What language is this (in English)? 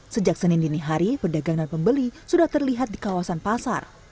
Indonesian